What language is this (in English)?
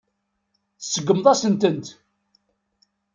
Kabyle